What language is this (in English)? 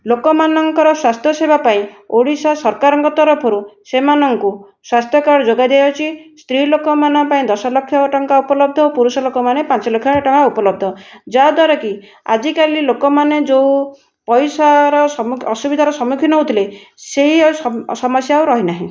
Odia